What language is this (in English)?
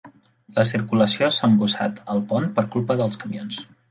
Catalan